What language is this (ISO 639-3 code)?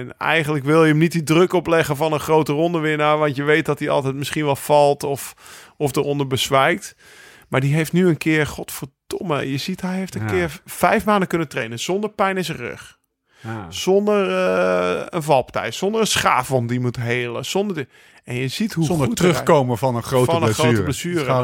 nld